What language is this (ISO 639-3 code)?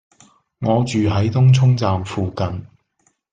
yue